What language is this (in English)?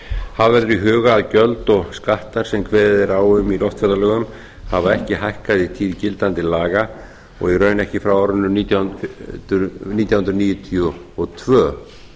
Icelandic